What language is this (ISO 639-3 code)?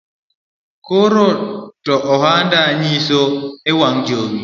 luo